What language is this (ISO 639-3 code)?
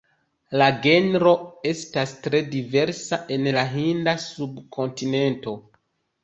epo